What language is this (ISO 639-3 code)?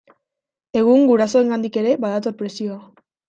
eus